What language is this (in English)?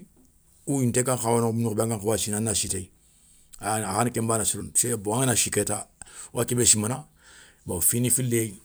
Soninke